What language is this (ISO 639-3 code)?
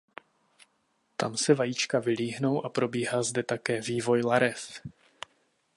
ces